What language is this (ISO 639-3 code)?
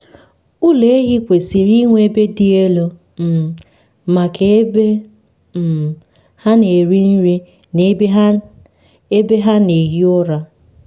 ibo